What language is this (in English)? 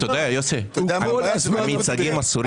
Hebrew